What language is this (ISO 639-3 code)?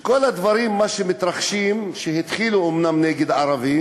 heb